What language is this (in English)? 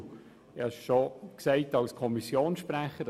Swiss German